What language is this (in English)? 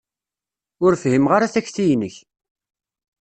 Kabyle